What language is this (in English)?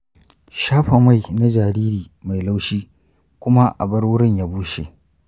Hausa